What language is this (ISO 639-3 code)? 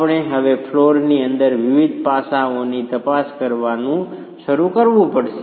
guj